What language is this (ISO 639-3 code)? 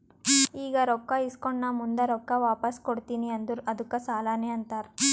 kan